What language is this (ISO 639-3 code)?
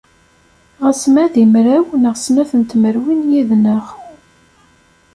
kab